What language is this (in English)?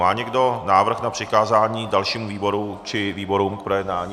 Czech